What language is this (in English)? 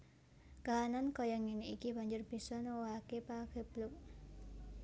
Javanese